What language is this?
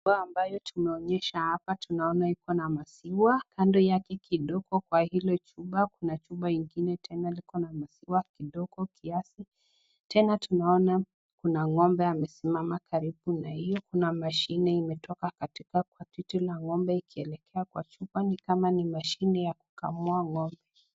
Swahili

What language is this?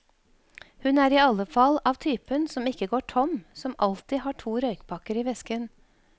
Norwegian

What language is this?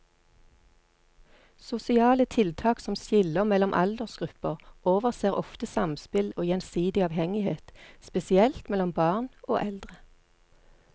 Norwegian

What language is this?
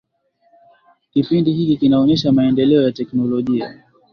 Swahili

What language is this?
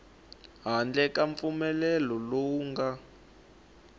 Tsonga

